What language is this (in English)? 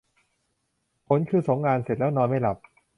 Thai